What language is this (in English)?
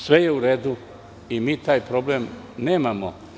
Serbian